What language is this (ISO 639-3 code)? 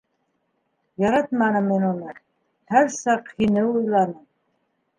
bak